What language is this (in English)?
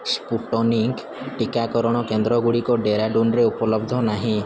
Odia